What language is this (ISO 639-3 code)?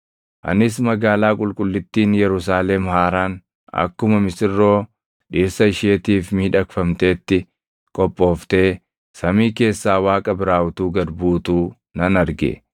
orm